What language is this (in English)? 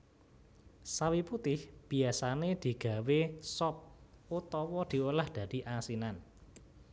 Javanese